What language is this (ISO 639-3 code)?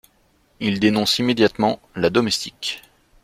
fra